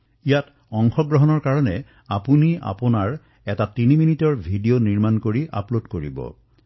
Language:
Assamese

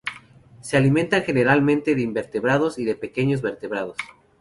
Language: Spanish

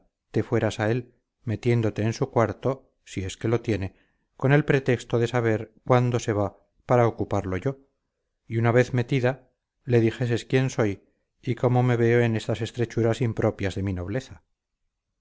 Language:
Spanish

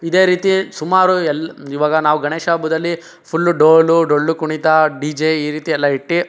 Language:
Kannada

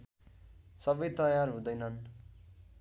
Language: Nepali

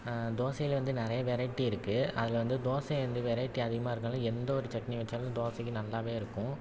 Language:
Tamil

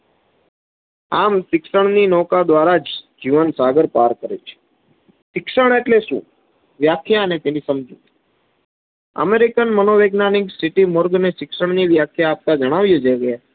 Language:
Gujarati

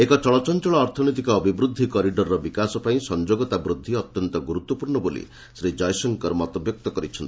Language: Odia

